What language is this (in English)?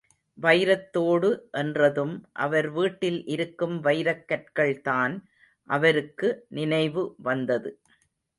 Tamil